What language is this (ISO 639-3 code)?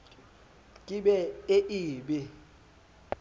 sot